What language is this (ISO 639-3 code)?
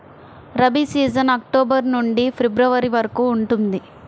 tel